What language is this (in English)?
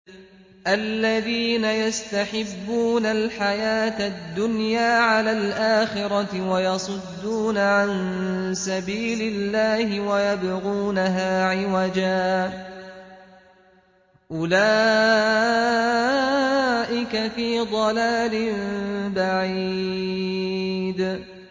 Arabic